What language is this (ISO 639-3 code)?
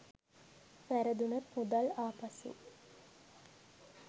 sin